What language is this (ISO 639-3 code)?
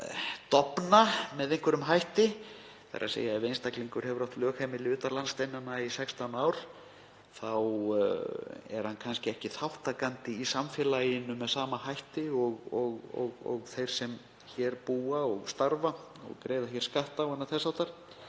isl